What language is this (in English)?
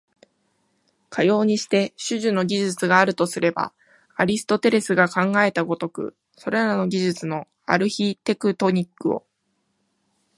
Japanese